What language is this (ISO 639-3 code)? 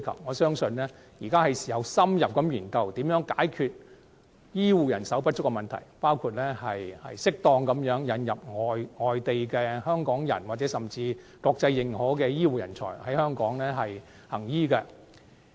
yue